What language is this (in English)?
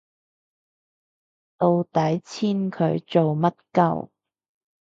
Cantonese